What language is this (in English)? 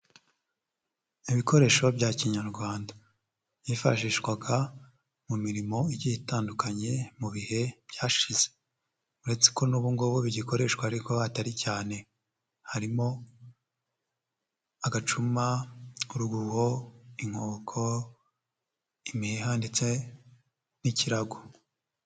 Kinyarwanda